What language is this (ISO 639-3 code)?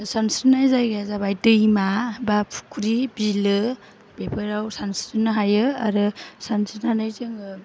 brx